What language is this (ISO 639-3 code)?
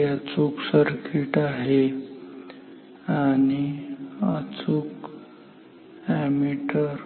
mar